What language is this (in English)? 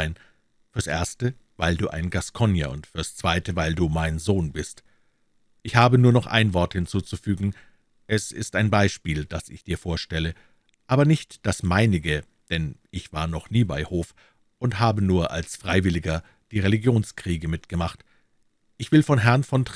German